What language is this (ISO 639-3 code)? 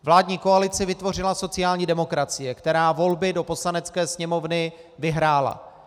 ces